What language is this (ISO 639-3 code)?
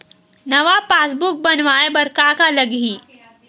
hne